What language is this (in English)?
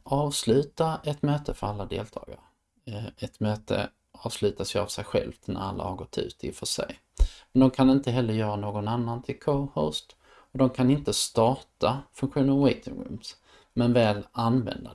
Swedish